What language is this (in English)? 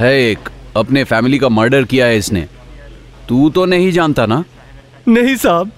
Hindi